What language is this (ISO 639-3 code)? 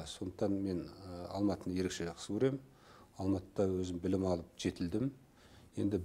tur